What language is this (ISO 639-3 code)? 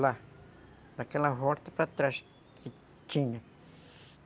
por